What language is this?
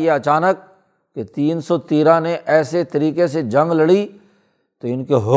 Urdu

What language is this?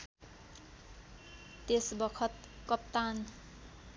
Nepali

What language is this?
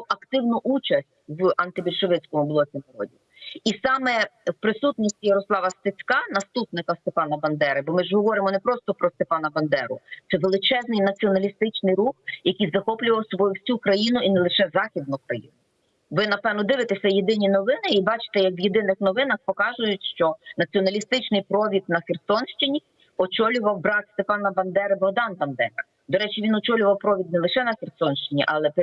Ukrainian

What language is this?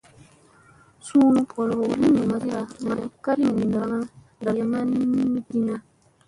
Musey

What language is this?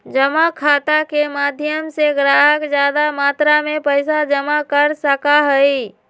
Magahi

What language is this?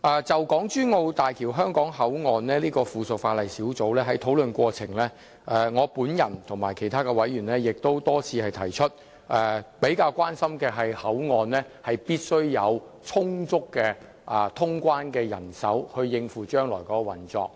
Cantonese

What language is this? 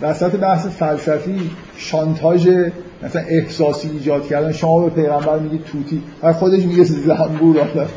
Persian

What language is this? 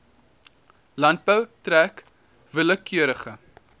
Afrikaans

